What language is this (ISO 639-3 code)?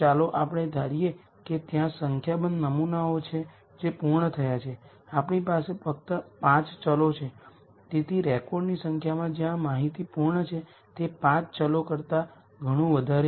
guj